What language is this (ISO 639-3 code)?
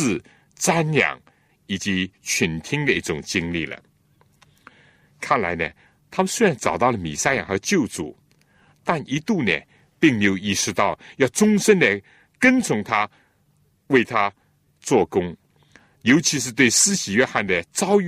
zho